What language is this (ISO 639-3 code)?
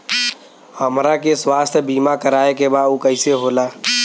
bho